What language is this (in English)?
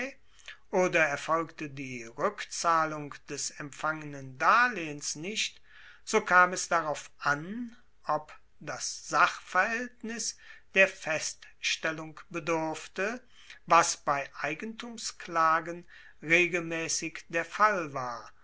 German